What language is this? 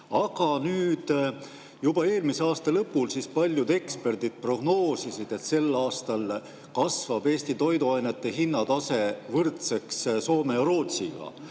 Estonian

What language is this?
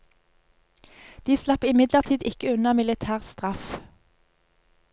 Norwegian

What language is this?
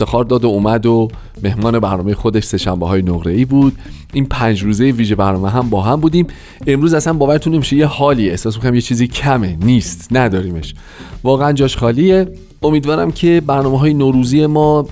Persian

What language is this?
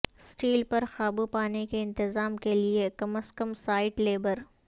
Urdu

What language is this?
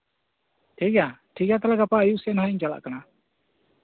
Santali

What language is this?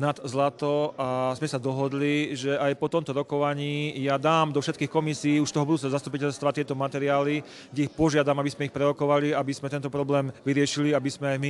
Slovak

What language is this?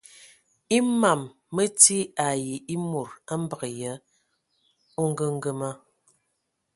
Ewondo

